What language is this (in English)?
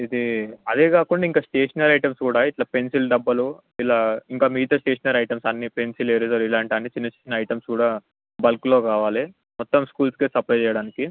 Telugu